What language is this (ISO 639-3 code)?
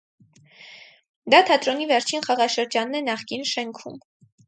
hye